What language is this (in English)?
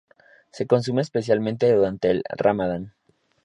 Spanish